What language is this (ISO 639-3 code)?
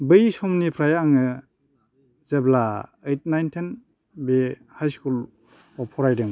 brx